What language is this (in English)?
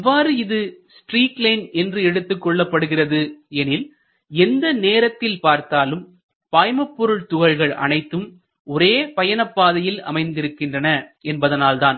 Tamil